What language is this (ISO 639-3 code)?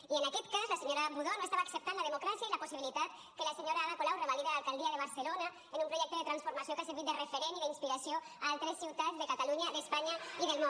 cat